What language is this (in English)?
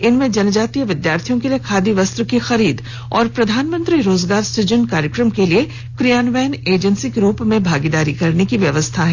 Hindi